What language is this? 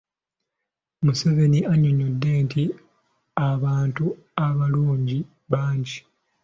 Ganda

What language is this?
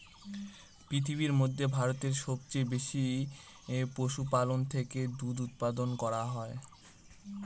Bangla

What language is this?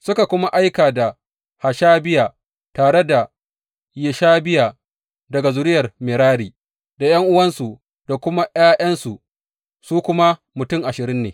Hausa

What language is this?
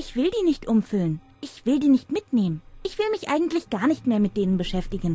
German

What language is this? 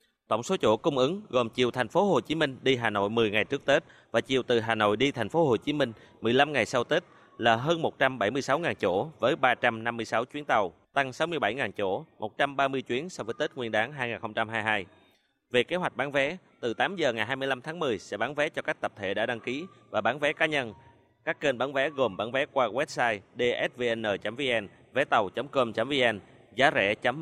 Vietnamese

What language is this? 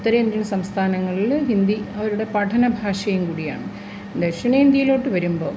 Malayalam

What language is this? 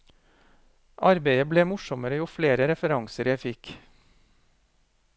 Norwegian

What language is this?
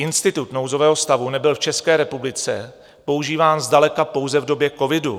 Czech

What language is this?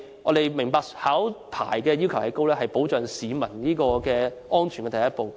Cantonese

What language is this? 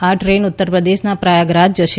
Gujarati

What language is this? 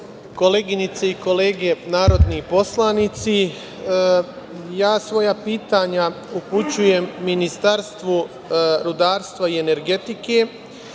Serbian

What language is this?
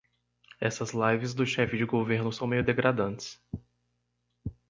Portuguese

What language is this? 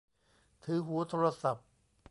Thai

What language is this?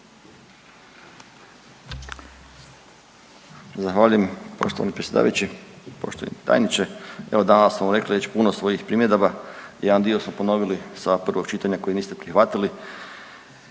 Croatian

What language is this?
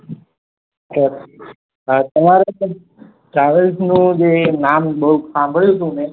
Gujarati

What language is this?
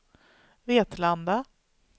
Swedish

